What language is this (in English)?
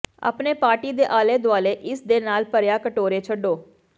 Punjabi